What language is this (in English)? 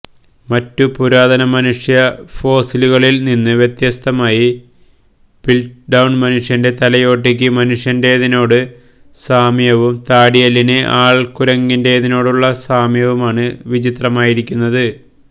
Malayalam